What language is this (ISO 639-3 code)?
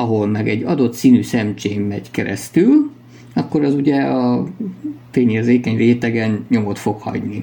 hun